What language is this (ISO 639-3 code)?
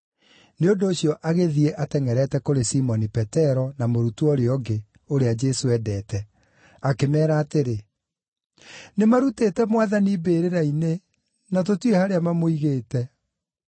kik